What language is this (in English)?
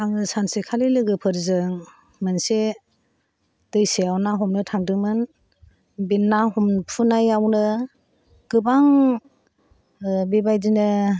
Bodo